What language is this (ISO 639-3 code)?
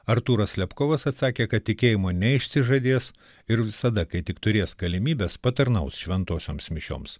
lit